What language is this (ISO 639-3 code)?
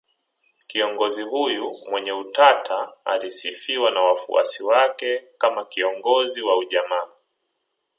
swa